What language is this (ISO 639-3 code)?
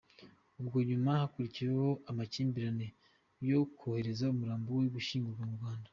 kin